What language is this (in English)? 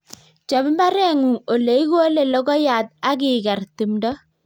Kalenjin